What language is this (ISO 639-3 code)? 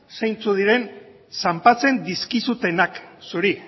eus